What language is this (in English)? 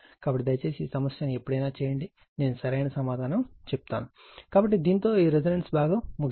Telugu